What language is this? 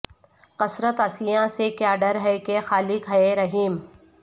Urdu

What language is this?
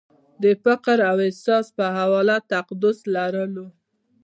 Pashto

